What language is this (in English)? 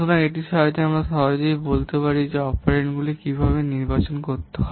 Bangla